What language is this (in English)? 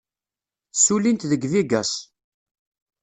Kabyle